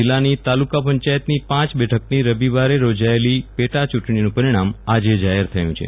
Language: Gujarati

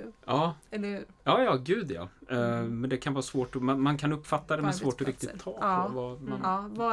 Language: Swedish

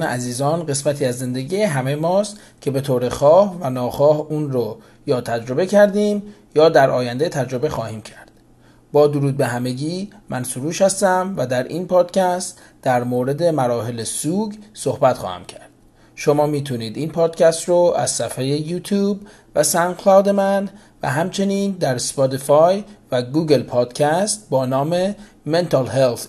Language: Persian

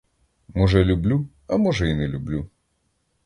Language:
Ukrainian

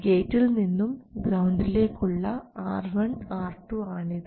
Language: Malayalam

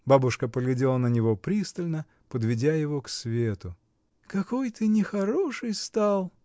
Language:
Russian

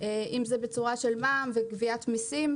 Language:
Hebrew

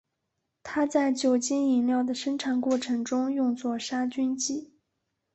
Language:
Chinese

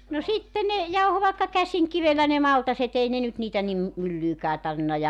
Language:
Finnish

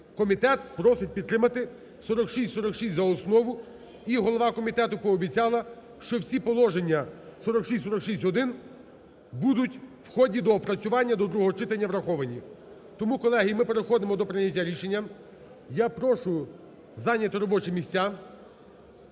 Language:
Ukrainian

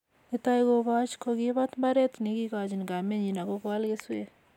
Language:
Kalenjin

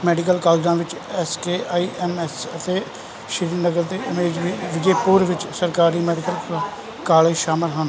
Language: Punjabi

